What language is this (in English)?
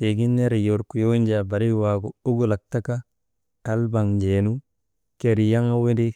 Maba